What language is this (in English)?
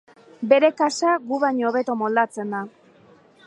Basque